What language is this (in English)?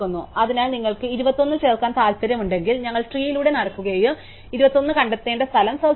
Malayalam